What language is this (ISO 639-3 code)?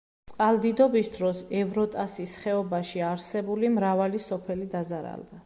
kat